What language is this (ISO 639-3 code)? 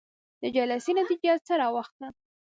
pus